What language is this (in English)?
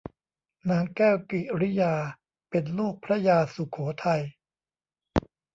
Thai